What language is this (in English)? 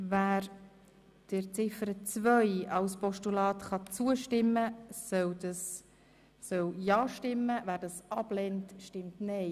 Swiss German